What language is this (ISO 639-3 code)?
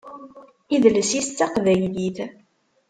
kab